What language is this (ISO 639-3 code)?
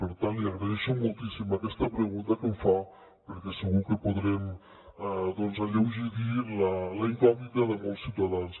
cat